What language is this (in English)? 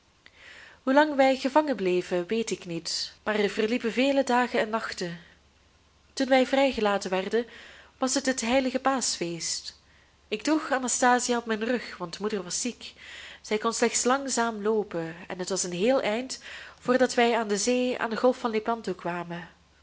Dutch